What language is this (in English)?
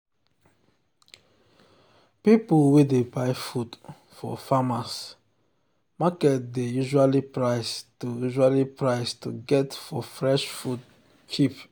Nigerian Pidgin